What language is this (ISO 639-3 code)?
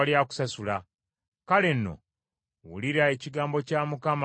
lug